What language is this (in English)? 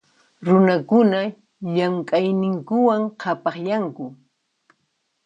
Puno Quechua